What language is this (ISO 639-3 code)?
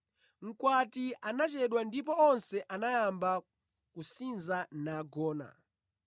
nya